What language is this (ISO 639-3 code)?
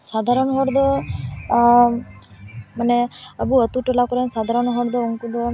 sat